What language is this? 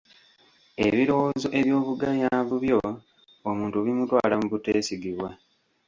Ganda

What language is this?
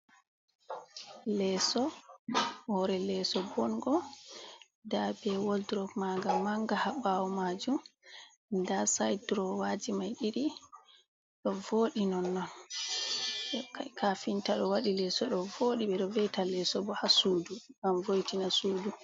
Fula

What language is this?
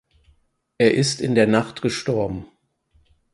German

